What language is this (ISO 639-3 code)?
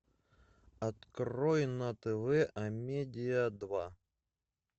rus